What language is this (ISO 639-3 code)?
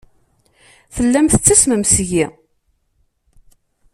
kab